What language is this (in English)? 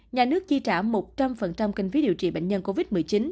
Vietnamese